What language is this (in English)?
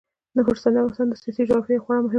Pashto